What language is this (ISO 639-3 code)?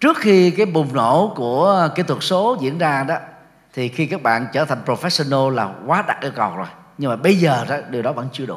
vie